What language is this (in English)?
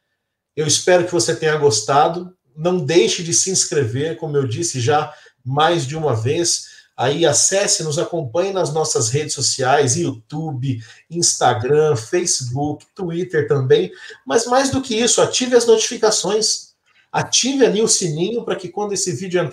Portuguese